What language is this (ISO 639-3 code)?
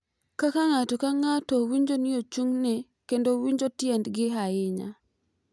luo